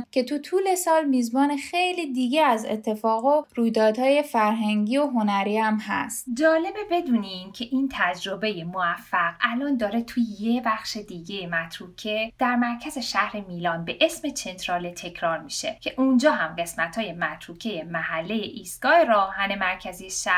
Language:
Persian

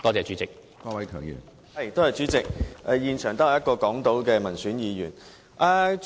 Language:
Cantonese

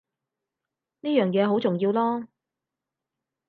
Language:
Cantonese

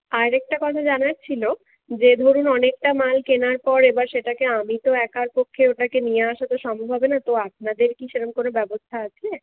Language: Bangla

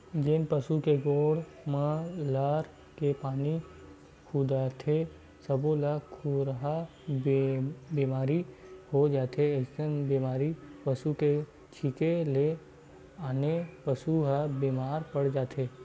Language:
Chhattisgarhi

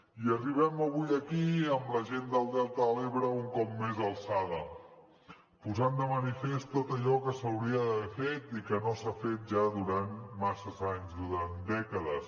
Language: Catalan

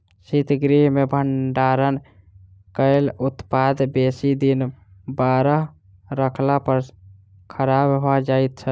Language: Maithili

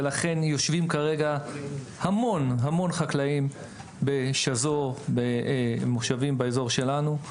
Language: Hebrew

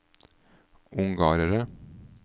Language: Norwegian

